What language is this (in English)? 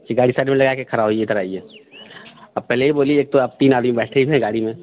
Hindi